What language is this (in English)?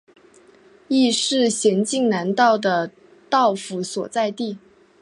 Chinese